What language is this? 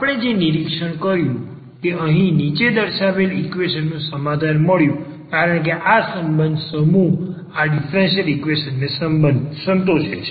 Gujarati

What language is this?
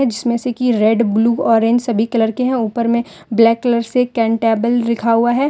Hindi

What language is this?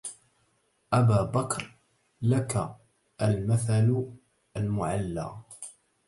Arabic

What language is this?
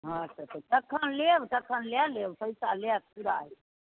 Maithili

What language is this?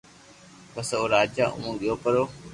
Loarki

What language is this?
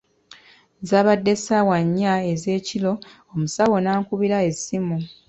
Ganda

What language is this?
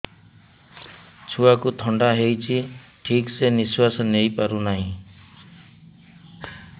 Odia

